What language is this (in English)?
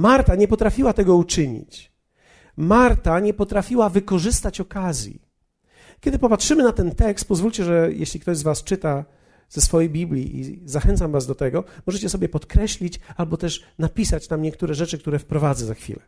Polish